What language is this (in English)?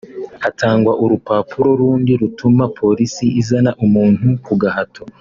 Kinyarwanda